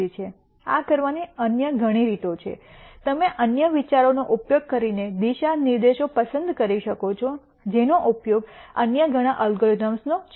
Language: Gujarati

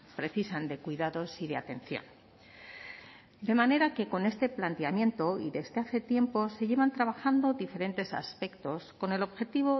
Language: Spanish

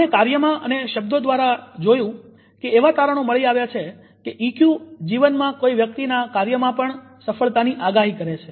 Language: Gujarati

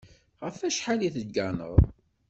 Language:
Kabyle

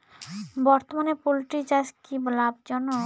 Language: Bangla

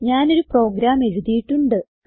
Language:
Malayalam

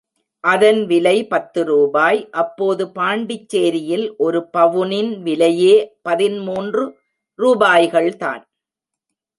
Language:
Tamil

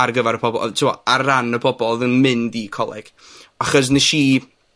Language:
Welsh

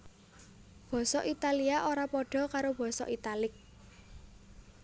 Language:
Javanese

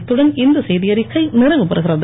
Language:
Tamil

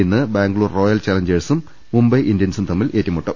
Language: Malayalam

